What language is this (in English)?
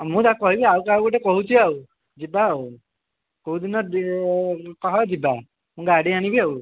Odia